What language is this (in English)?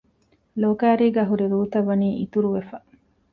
Divehi